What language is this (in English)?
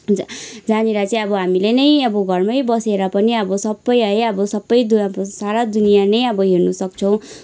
Nepali